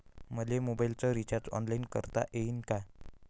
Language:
Marathi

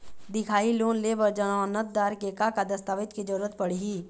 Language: Chhattisgarhi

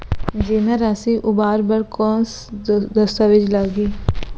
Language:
Chhattisgarhi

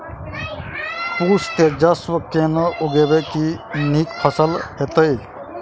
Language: Maithili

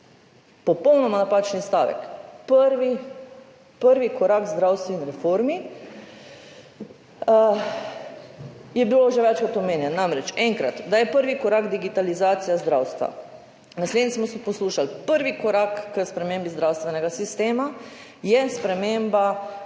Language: Slovenian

